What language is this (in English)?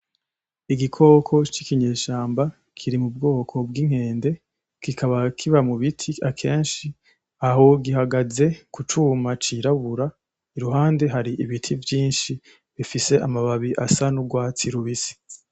Rundi